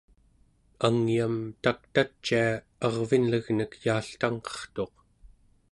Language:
Central Yupik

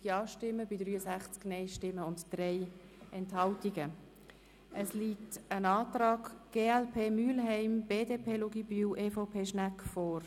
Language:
Swiss German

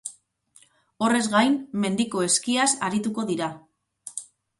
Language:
Basque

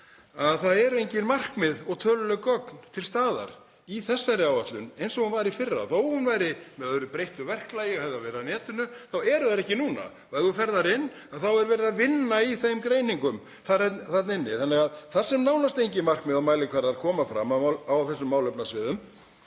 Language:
Icelandic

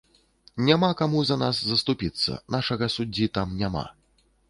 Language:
Belarusian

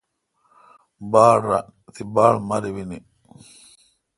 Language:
Kalkoti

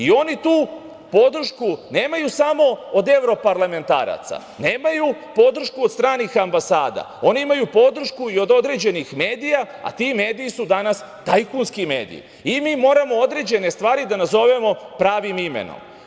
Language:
Serbian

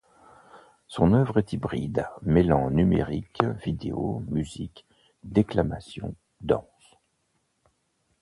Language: French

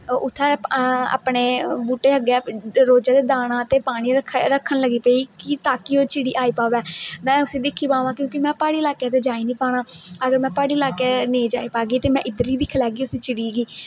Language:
Dogri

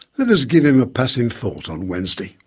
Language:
English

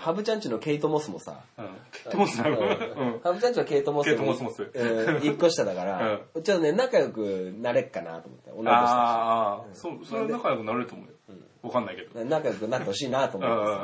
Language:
Japanese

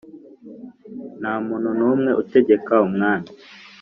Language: Kinyarwanda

